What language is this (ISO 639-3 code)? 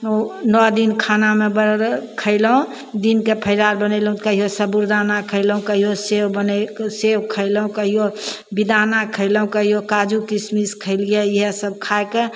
mai